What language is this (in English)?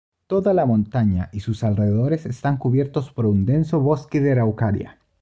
Spanish